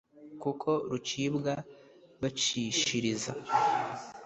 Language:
Kinyarwanda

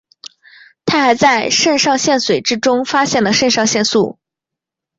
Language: Chinese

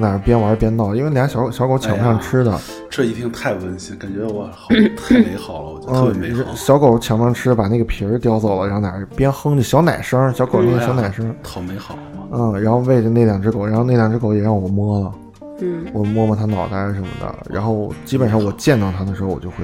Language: Chinese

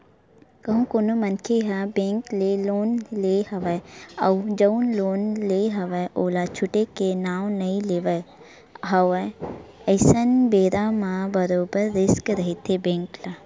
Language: Chhattisgarhi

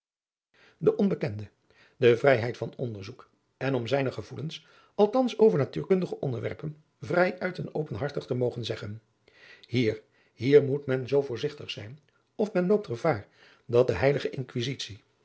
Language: Dutch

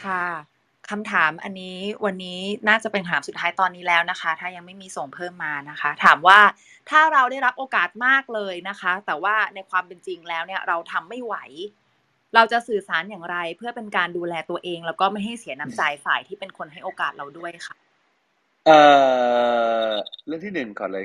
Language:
Thai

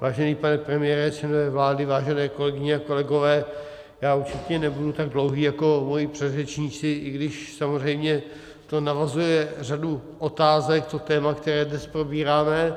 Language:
Czech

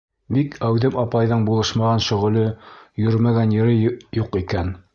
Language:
Bashkir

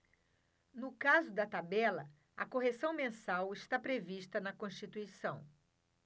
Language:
Portuguese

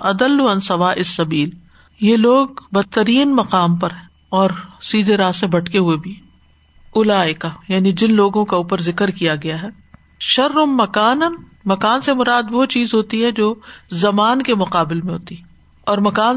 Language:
Urdu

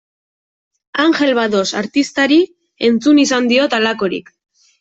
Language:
Basque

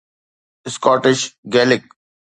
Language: Sindhi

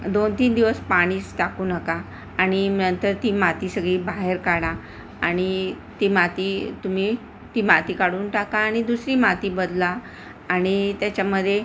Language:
Marathi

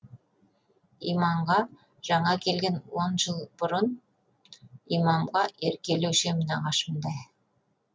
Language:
Kazakh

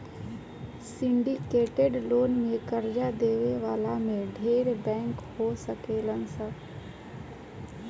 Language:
Bhojpuri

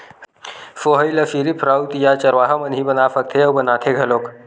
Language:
Chhattisgarhi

